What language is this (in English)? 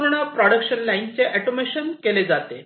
Marathi